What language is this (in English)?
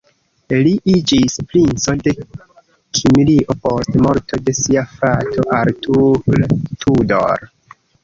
Esperanto